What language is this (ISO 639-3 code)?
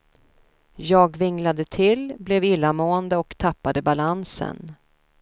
swe